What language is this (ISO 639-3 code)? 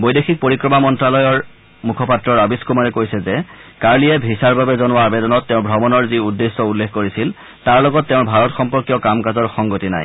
asm